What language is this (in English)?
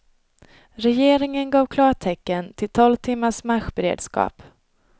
Swedish